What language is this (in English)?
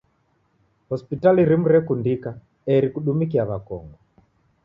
Taita